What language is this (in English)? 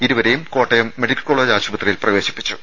Malayalam